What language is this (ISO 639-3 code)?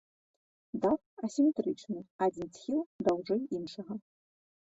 bel